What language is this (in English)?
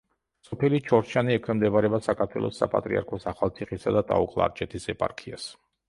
Georgian